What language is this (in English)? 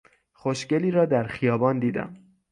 Persian